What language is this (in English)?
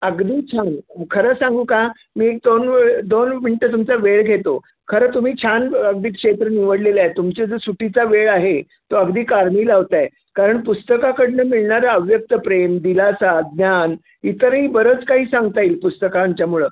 Marathi